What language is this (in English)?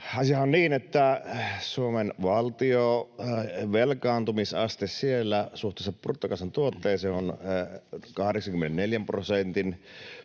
Finnish